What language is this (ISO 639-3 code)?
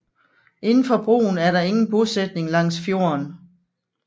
dan